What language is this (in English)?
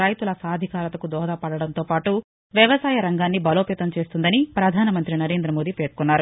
Telugu